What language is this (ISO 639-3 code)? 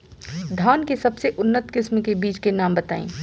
bho